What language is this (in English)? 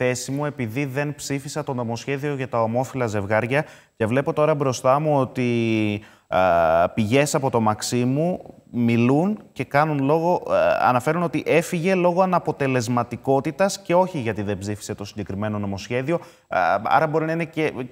Greek